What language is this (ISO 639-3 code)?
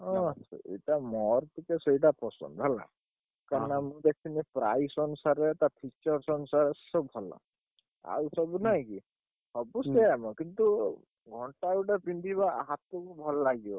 ori